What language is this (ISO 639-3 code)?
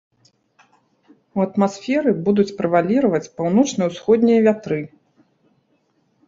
bel